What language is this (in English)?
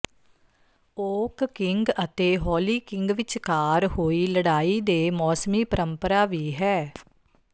Punjabi